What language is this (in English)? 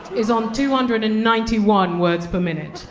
English